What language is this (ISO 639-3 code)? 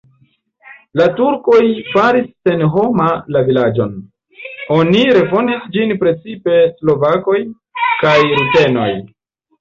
epo